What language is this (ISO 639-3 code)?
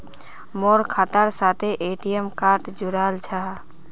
mag